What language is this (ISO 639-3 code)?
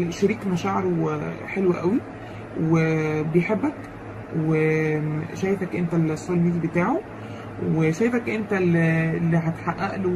ara